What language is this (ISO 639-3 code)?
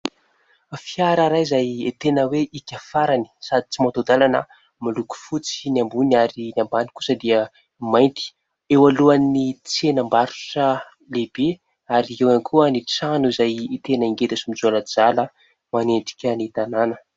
mlg